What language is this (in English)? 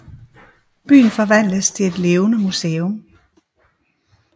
Danish